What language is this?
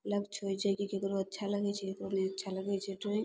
Maithili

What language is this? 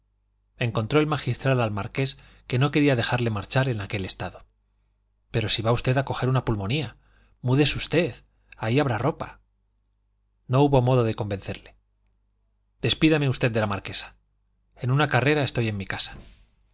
Spanish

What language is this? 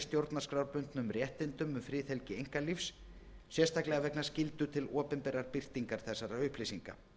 Icelandic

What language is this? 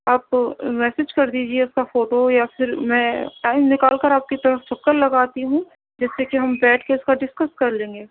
Urdu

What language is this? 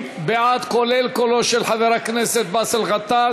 Hebrew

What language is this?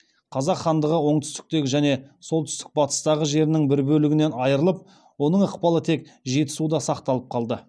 Kazakh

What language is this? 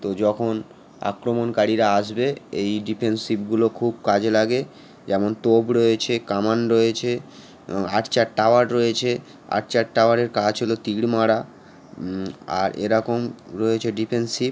Bangla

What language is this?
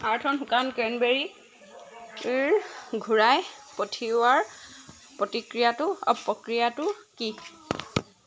Assamese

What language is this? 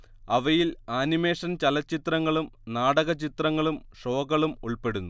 Malayalam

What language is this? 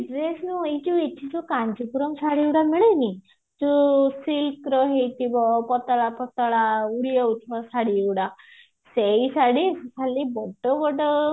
Odia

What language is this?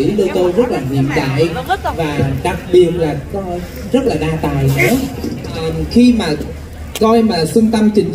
Vietnamese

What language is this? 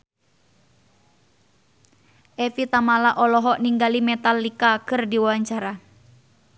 Sundanese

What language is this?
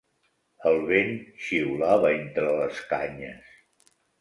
Catalan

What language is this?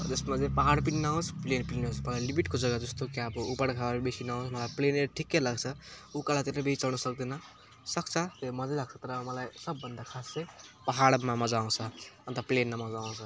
Nepali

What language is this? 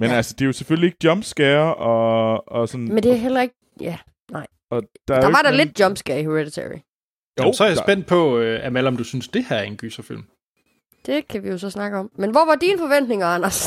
Danish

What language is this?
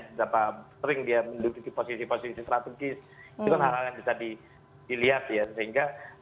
Indonesian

